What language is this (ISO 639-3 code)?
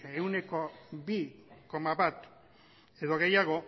eus